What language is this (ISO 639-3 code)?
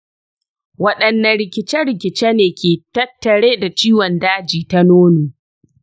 hau